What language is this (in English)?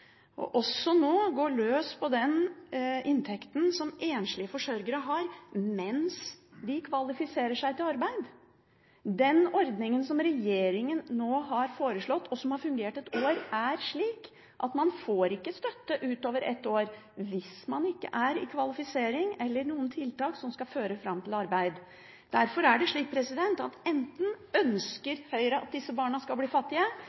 Norwegian Bokmål